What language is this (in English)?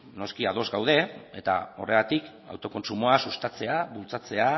Basque